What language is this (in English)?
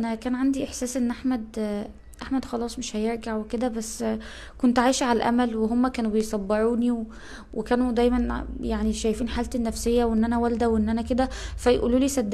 Arabic